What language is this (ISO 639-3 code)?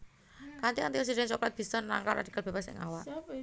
jav